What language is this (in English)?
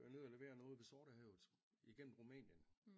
Danish